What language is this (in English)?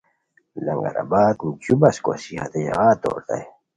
Khowar